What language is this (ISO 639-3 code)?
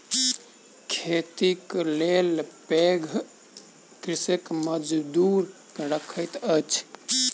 mai